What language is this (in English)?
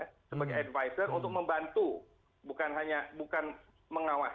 Indonesian